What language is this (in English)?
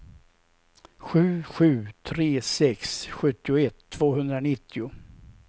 Swedish